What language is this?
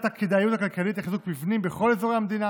Hebrew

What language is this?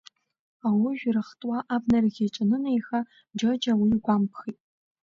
Abkhazian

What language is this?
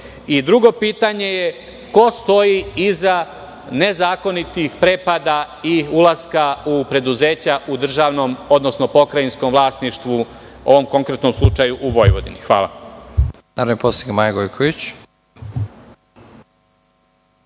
Serbian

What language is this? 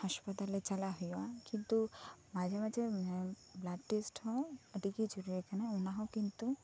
Santali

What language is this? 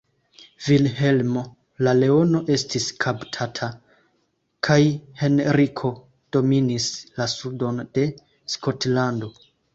Esperanto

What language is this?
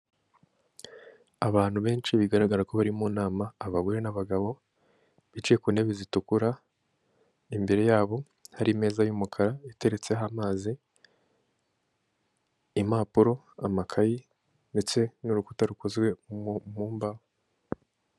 Kinyarwanda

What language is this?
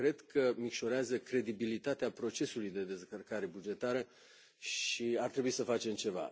Romanian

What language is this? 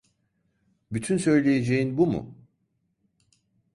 Turkish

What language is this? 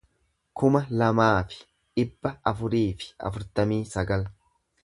Oromo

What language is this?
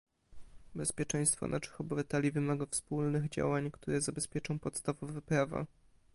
Polish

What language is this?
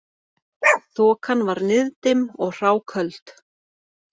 Icelandic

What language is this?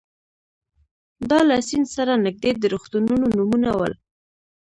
Pashto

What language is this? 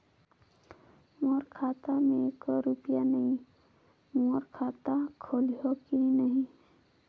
Chhattisgarhi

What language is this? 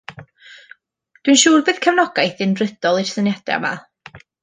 Welsh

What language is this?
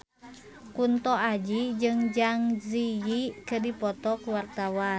Sundanese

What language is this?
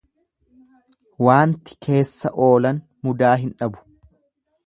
Oromo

